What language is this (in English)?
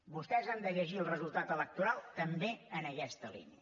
Catalan